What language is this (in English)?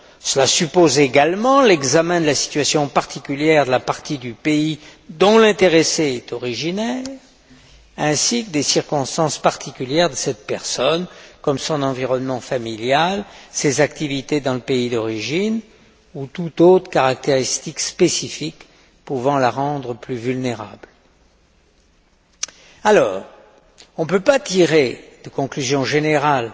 French